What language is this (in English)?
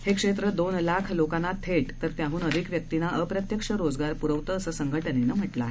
Marathi